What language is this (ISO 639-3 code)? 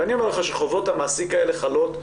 heb